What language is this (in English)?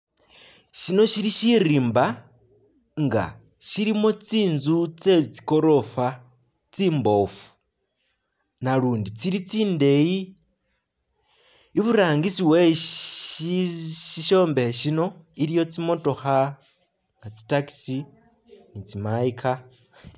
Masaaba